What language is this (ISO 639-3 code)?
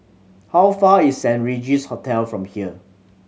eng